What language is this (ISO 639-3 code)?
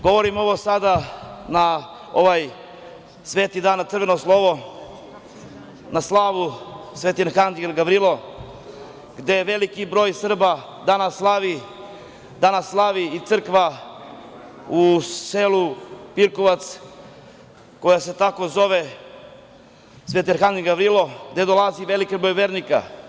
srp